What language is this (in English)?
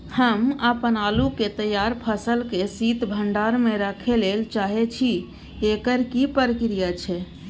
Maithili